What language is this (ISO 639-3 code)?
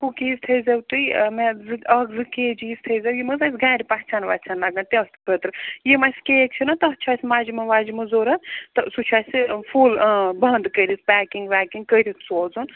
kas